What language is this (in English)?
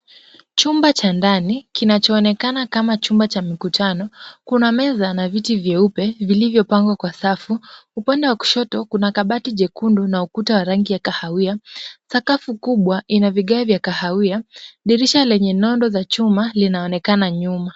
Swahili